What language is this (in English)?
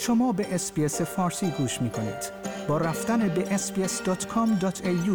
Persian